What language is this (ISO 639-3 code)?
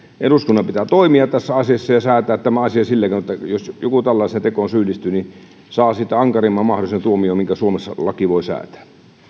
fin